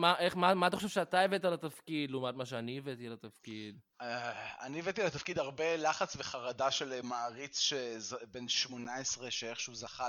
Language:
Hebrew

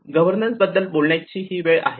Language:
Marathi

